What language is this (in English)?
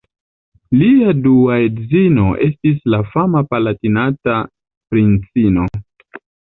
Esperanto